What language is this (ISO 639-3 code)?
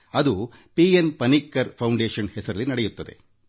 kan